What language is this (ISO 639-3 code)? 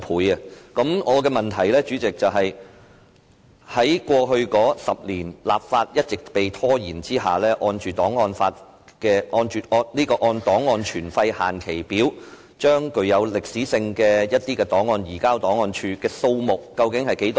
yue